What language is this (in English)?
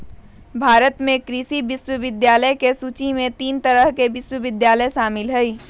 Magahi